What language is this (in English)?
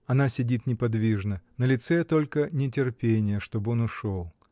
Russian